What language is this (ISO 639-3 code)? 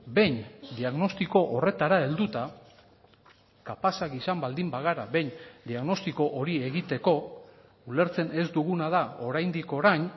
eus